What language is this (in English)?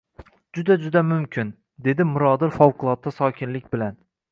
Uzbek